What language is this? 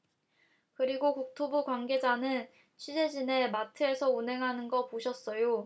Korean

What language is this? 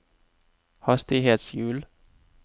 Norwegian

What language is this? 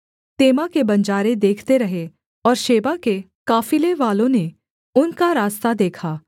Hindi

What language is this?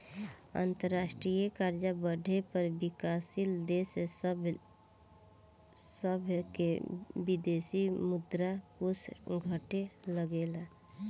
Bhojpuri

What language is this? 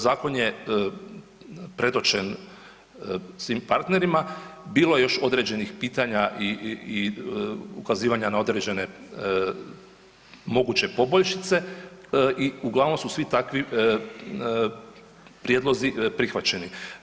Croatian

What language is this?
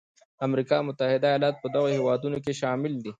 Pashto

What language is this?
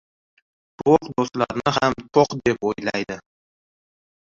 Uzbek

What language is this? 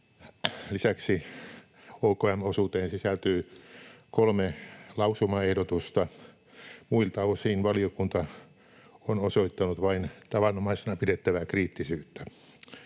Finnish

